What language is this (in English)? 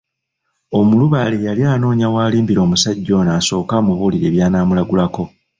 Ganda